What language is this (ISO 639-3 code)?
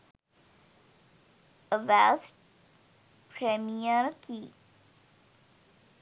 sin